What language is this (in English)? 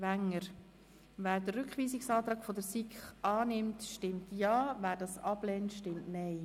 Swiss German